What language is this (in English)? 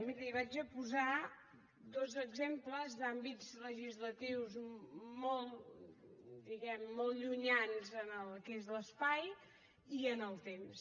Catalan